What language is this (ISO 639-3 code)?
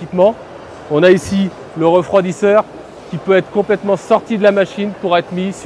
fra